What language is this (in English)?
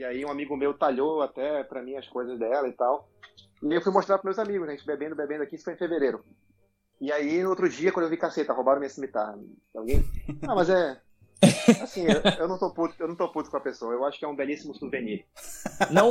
Portuguese